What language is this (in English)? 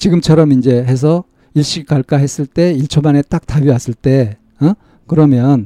Korean